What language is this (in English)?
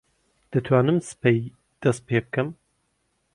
Central Kurdish